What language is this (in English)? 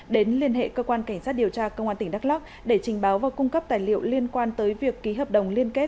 Vietnamese